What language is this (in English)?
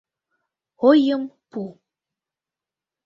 Mari